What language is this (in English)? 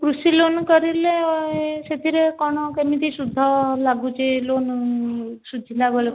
Odia